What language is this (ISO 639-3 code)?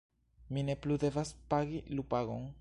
epo